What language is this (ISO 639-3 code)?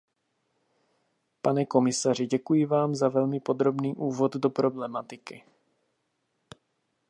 ces